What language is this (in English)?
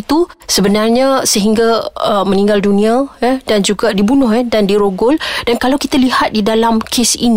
Malay